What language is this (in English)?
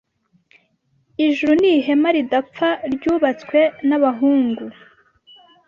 Kinyarwanda